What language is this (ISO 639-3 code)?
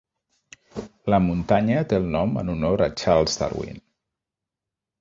cat